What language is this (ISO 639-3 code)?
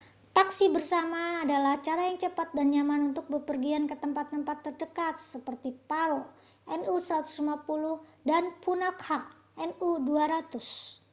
ind